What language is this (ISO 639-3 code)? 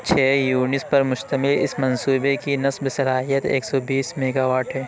urd